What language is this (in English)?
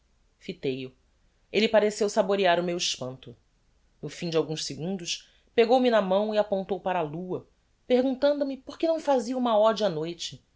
Portuguese